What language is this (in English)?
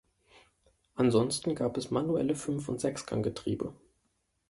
German